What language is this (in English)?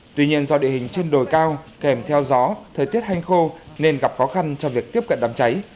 Vietnamese